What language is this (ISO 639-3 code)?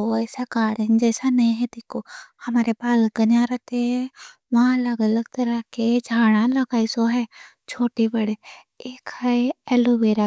dcc